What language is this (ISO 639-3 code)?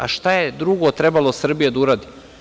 srp